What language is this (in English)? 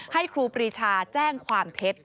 Thai